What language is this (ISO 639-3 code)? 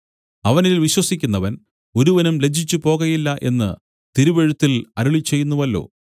mal